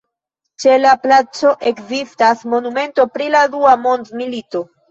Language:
Esperanto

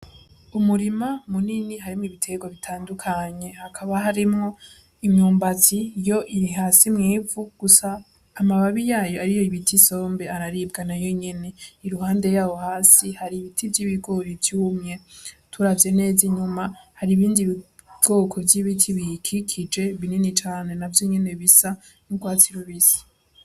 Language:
Rundi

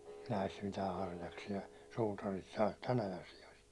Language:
Finnish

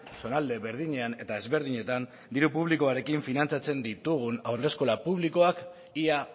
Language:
Basque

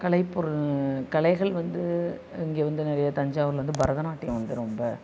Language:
Tamil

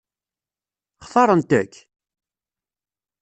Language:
Kabyle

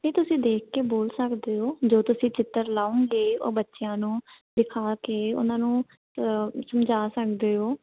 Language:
Punjabi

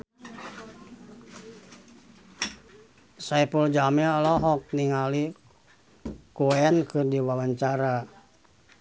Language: Sundanese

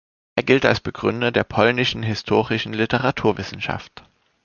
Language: German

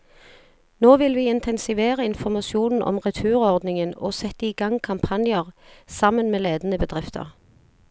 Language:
Norwegian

